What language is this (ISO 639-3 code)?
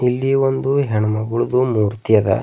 kan